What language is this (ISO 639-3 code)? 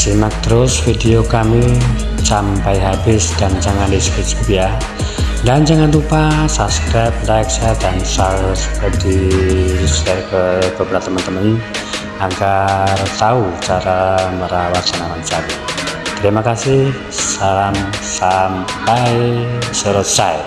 ind